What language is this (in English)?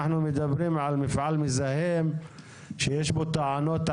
Hebrew